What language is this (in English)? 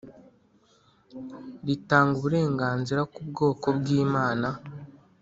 Kinyarwanda